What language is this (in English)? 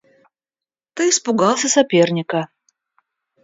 Russian